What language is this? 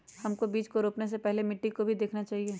Magahi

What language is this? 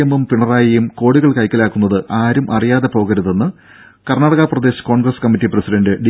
Malayalam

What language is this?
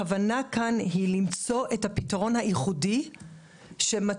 Hebrew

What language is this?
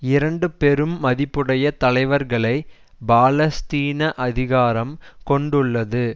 Tamil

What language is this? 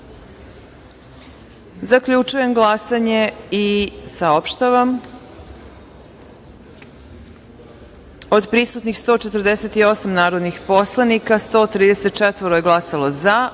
Serbian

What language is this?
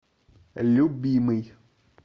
Russian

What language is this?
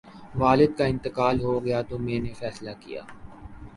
Urdu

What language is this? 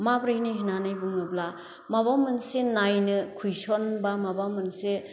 Bodo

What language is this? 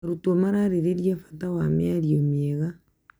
Kikuyu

